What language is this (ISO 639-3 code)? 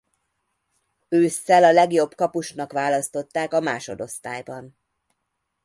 hun